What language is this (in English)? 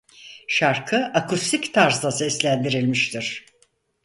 Turkish